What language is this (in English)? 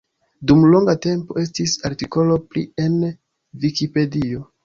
Esperanto